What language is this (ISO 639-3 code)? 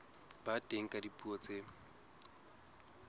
sot